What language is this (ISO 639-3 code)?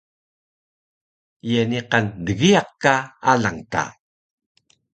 trv